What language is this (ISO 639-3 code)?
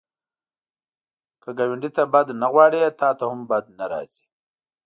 pus